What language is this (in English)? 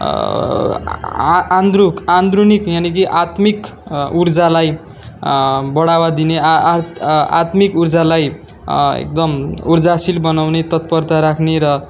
Nepali